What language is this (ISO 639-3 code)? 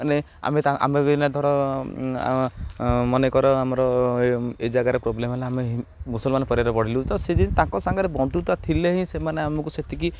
ori